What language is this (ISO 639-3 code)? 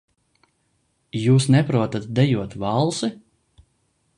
lav